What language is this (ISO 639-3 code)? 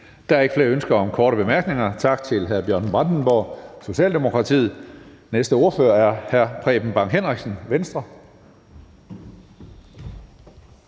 dan